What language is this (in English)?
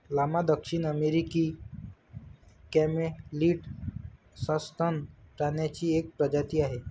Marathi